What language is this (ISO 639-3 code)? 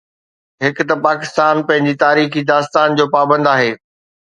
snd